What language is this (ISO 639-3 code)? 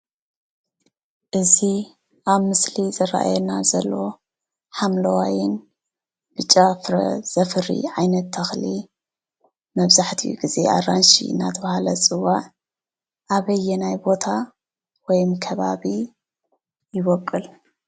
tir